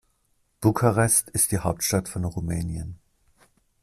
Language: German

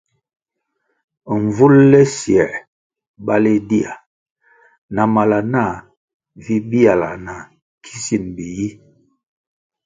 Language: Kwasio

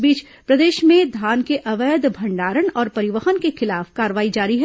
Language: Hindi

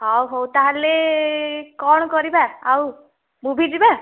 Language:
Odia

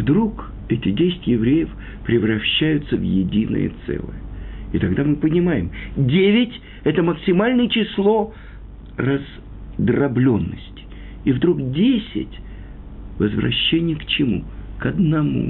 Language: Russian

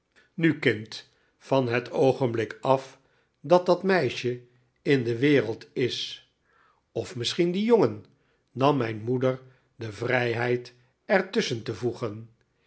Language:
Dutch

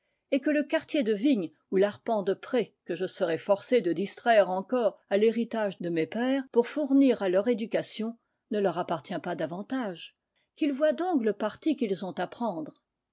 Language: French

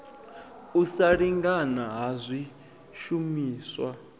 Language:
Venda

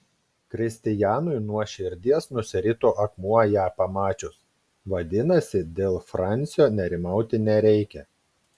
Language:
Lithuanian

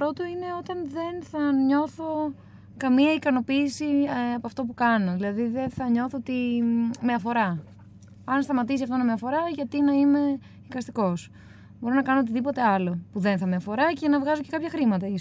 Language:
Greek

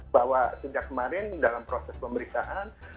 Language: Indonesian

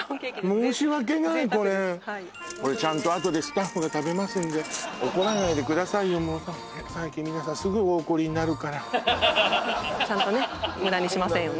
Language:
Japanese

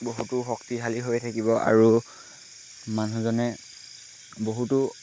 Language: Assamese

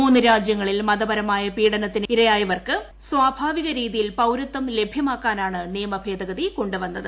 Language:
Malayalam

